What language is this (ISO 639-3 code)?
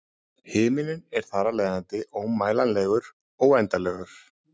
isl